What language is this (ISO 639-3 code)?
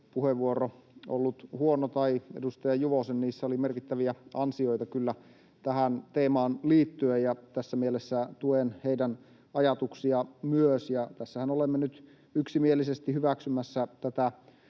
fin